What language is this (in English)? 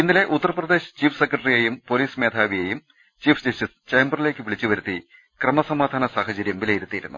Malayalam